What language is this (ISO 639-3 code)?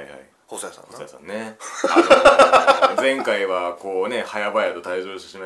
jpn